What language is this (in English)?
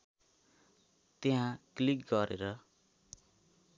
Nepali